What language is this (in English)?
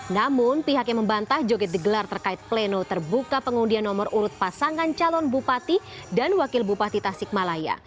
Indonesian